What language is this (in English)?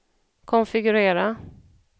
Swedish